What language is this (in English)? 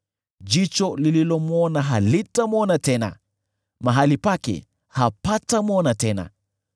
Swahili